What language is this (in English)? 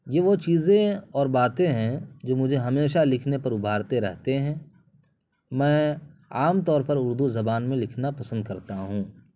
Urdu